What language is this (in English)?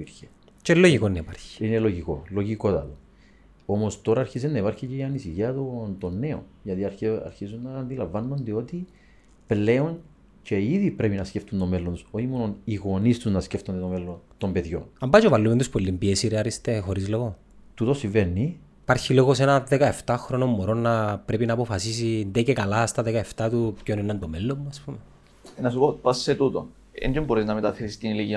Greek